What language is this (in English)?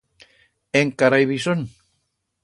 Aragonese